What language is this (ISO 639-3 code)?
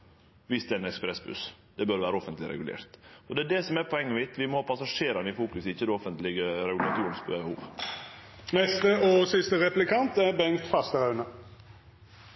nno